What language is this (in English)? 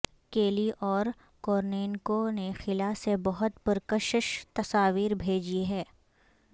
Urdu